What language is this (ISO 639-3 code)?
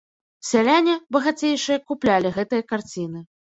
bel